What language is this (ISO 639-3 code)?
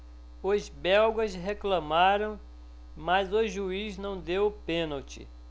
por